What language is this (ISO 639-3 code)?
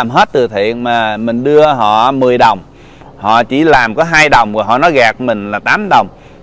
vie